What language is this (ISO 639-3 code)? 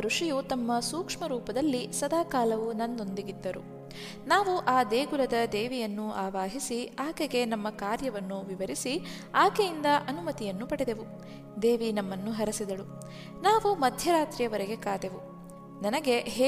kan